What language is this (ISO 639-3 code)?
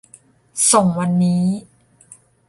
tha